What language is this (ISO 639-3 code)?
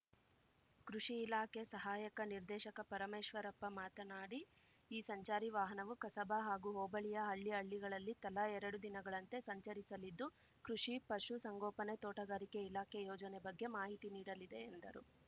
kan